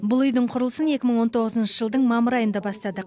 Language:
Kazakh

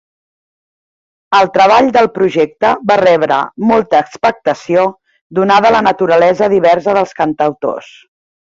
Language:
Catalan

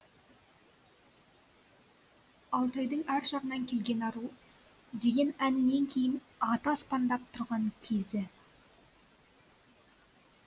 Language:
Kazakh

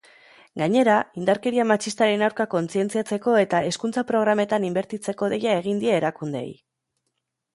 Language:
Basque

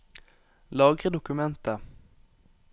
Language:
Norwegian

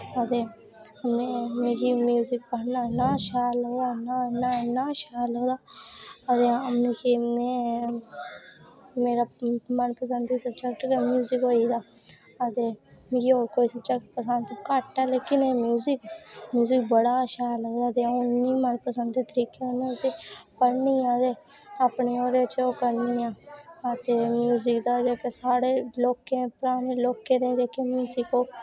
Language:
Dogri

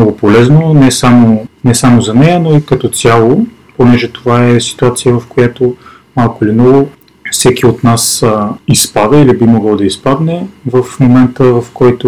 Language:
Bulgarian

